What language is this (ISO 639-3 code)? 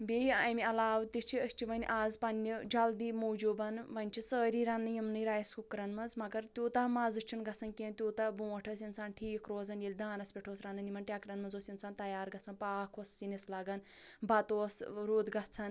kas